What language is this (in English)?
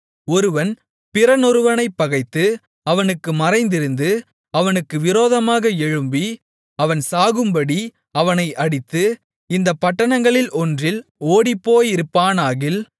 Tamil